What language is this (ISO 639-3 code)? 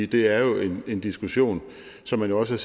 dan